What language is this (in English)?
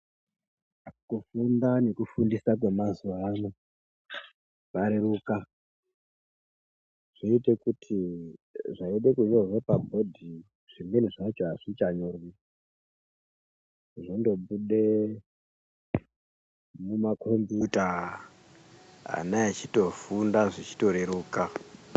Ndau